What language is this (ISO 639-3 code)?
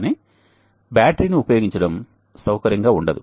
tel